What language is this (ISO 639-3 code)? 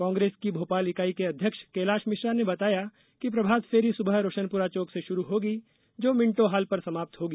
hin